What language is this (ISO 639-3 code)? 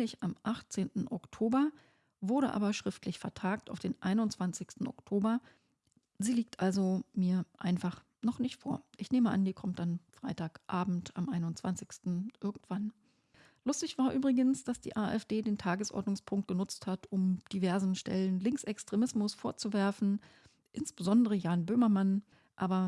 deu